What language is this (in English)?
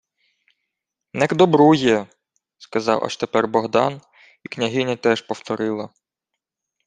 Ukrainian